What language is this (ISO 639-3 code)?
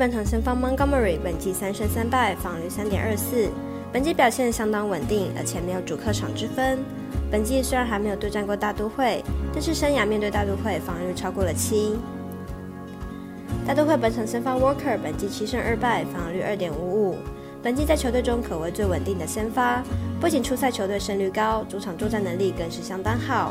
zho